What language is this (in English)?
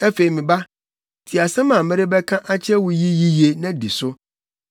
Akan